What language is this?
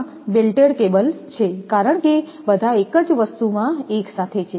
Gujarati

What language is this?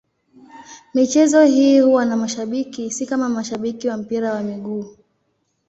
Swahili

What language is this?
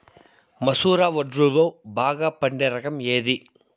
Telugu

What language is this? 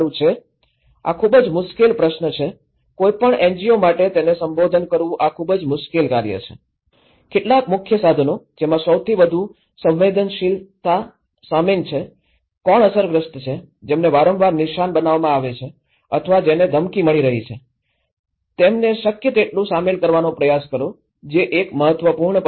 Gujarati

